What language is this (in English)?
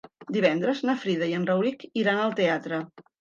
Catalan